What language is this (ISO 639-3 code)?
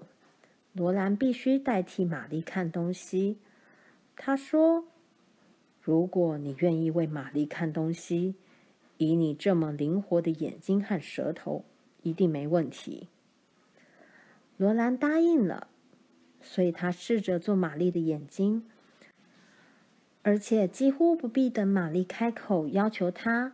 zho